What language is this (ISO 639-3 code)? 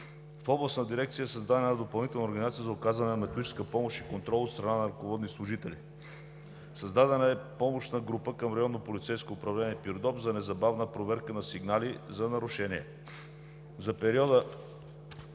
bul